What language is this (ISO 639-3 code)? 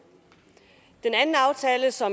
dan